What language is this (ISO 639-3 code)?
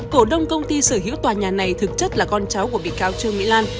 vie